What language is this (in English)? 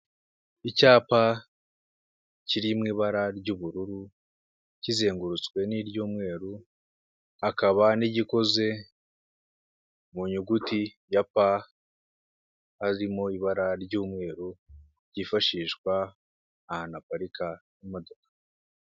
Kinyarwanda